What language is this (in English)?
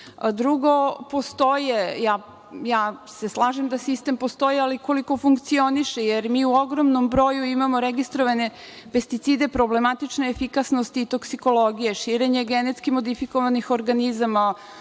Serbian